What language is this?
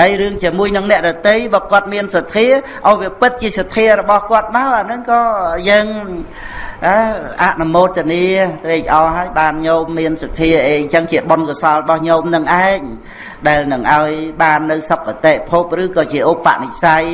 Vietnamese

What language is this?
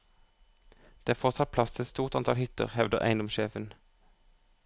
Norwegian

